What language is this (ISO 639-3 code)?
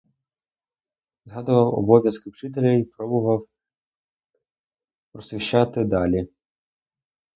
ukr